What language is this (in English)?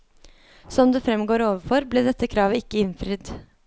Norwegian